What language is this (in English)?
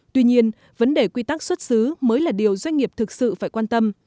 Vietnamese